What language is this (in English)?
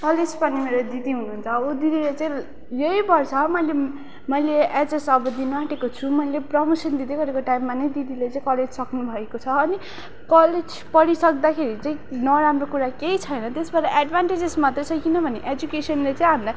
Nepali